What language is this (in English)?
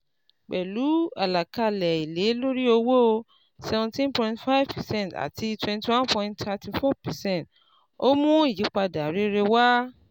Yoruba